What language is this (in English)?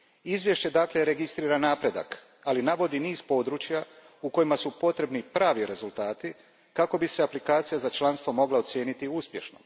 Croatian